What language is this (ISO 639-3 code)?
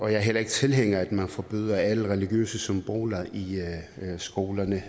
dan